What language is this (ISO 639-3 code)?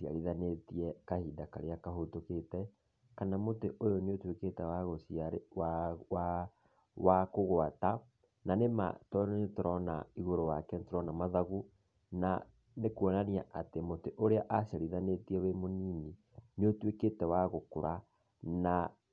kik